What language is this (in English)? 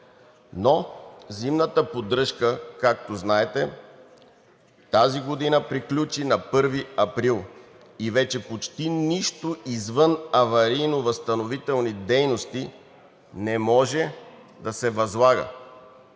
Bulgarian